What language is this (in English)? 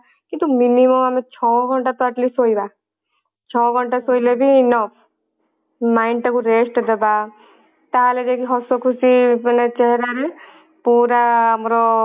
Odia